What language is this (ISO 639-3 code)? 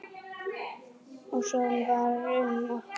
isl